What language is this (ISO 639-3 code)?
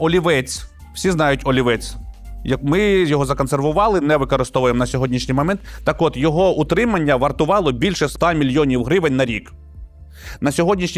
ukr